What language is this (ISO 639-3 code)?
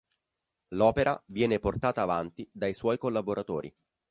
ita